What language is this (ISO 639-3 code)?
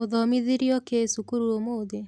kik